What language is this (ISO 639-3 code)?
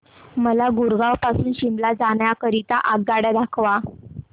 mar